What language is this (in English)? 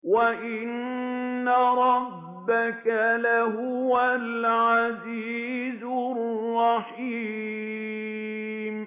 Arabic